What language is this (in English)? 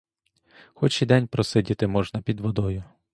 Ukrainian